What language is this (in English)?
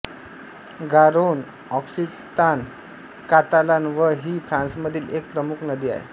Marathi